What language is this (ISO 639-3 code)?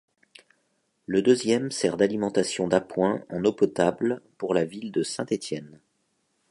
fra